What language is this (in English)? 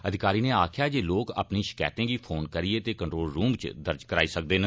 Dogri